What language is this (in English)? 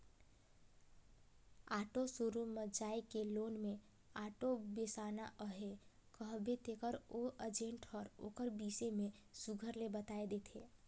Chhattisgarhi